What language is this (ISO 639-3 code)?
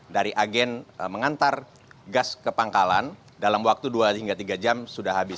ind